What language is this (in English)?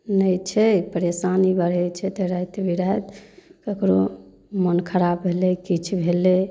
Maithili